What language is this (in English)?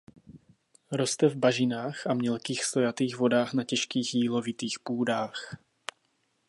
Czech